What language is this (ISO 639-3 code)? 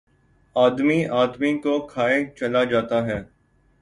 urd